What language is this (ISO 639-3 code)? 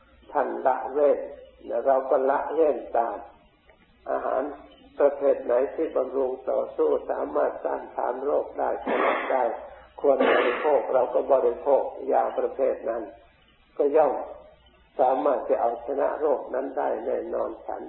tha